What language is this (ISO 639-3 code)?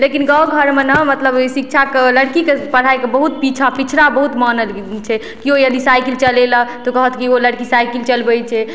mai